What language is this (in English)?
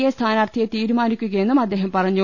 Malayalam